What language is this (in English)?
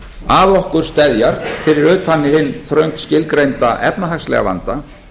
Icelandic